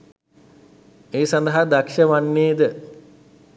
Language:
Sinhala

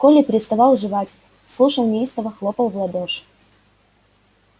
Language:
Russian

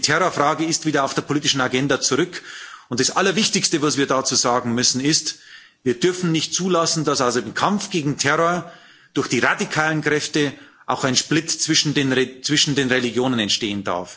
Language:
German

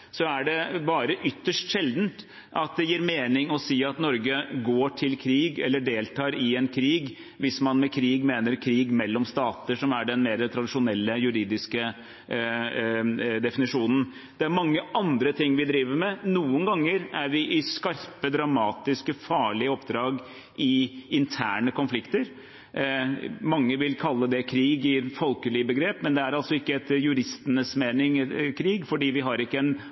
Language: Norwegian Bokmål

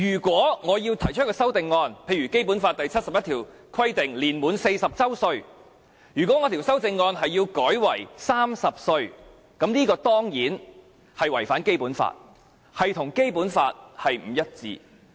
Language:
Cantonese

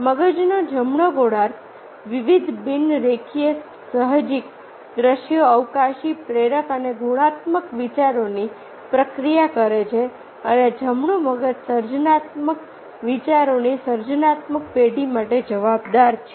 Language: Gujarati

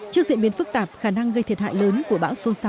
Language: Vietnamese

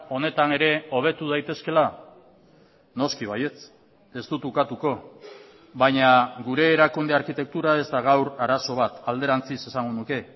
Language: Basque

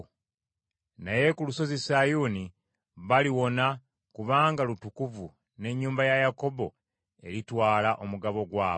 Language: Ganda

